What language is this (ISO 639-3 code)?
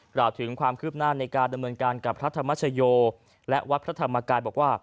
tha